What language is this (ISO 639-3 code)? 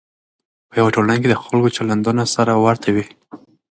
pus